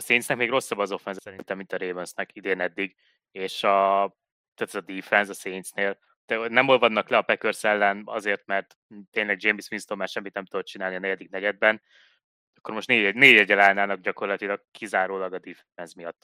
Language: Hungarian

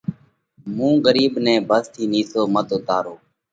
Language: Parkari Koli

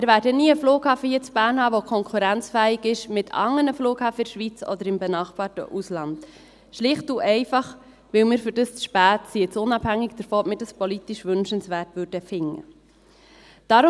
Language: Swiss German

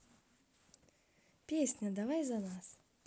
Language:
Russian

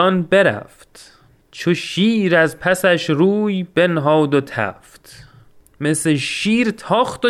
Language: Persian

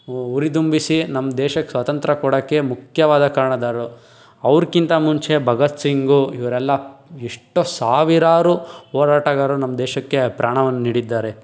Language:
Kannada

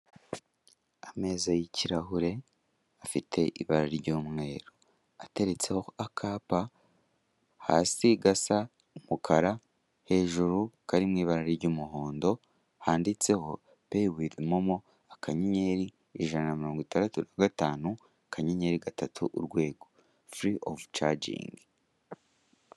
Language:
Kinyarwanda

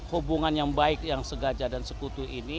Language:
Indonesian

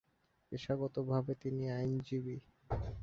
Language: Bangla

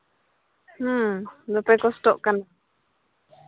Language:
Santali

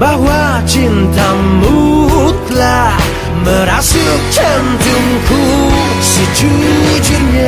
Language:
Indonesian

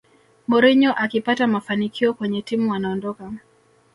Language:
Swahili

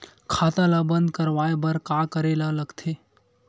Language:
Chhattisgarhi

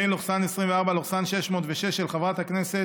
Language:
Hebrew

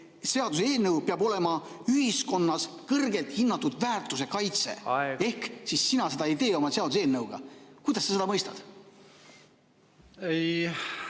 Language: Estonian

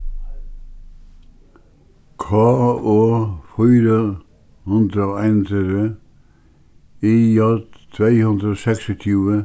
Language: Faroese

